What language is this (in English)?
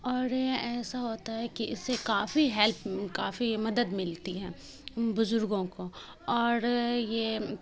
Urdu